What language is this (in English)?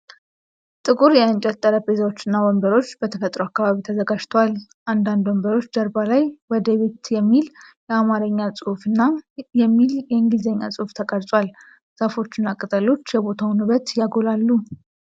Amharic